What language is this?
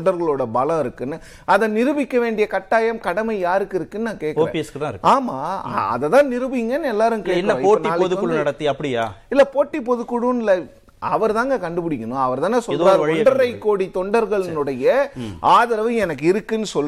Tamil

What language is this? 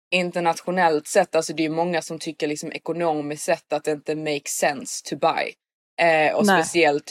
Swedish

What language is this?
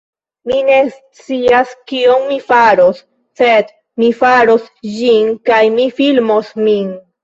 Esperanto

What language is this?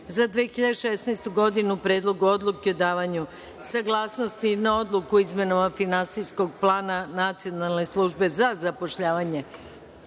Serbian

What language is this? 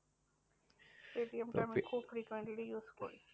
Bangla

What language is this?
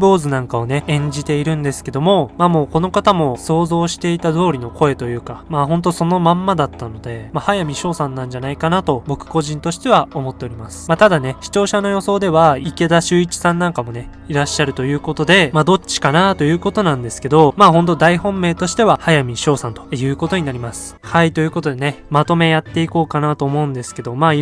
Japanese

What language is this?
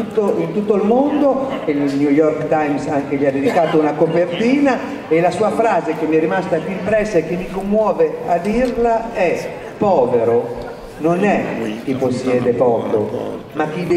Italian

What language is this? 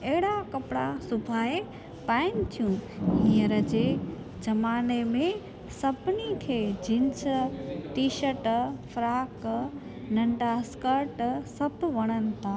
Sindhi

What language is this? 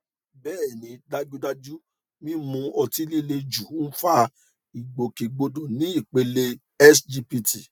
Yoruba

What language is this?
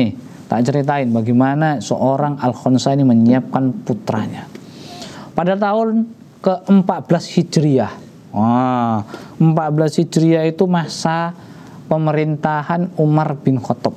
Indonesian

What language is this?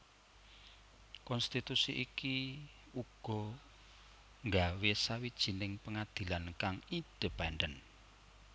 Javanese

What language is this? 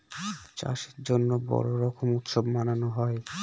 Bangla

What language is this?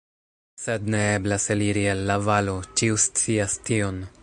Esperanto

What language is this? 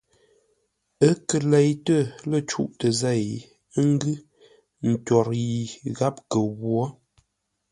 Ngombale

